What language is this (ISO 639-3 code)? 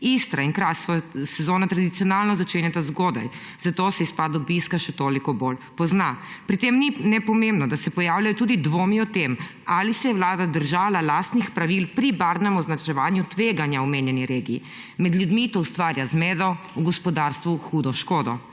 slv